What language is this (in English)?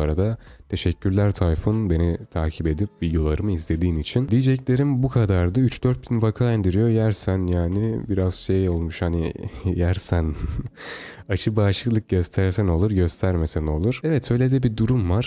Turkish